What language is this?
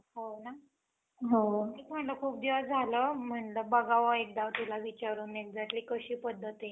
Marathi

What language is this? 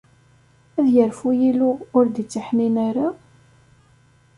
Kabyle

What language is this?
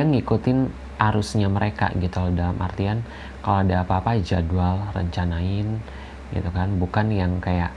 Indonesian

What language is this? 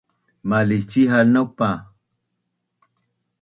Bunun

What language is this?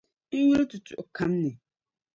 Dagbani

